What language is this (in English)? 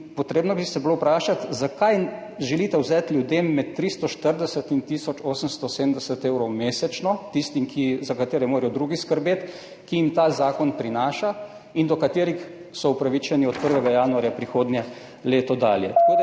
Slovenian